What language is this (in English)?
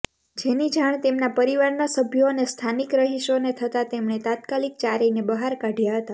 Gujarati